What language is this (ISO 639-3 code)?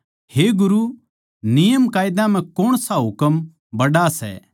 bgc